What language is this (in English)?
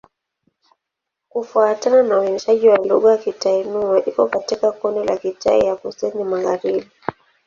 Swahili